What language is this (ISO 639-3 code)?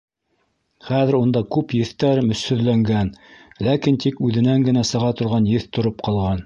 bak